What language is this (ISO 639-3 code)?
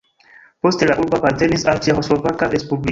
epo